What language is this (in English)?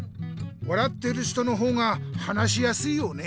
Japanese